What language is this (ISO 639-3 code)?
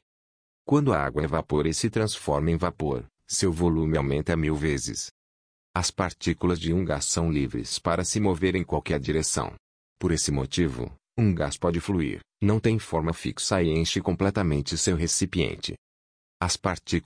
por